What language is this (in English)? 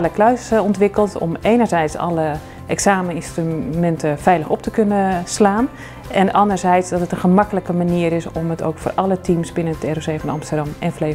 Dutch